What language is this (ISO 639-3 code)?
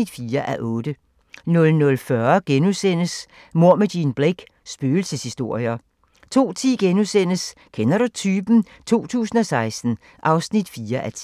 dan